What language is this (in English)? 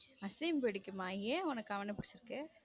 Tamil